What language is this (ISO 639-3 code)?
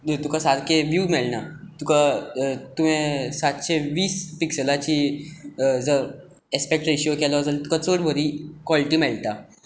kok